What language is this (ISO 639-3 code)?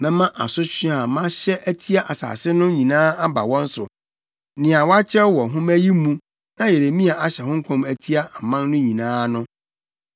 aka